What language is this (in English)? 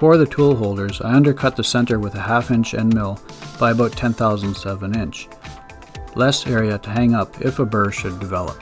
English